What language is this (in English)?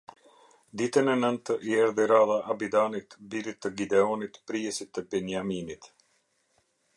Albanian